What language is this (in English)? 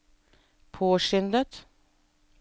Norwegian